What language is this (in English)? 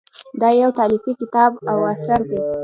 Pashto